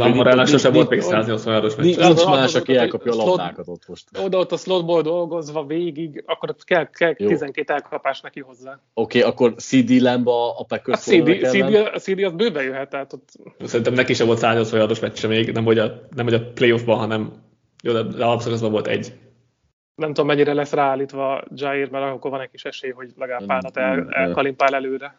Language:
Hungarian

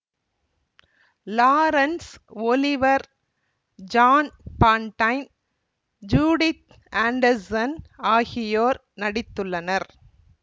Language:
Tamil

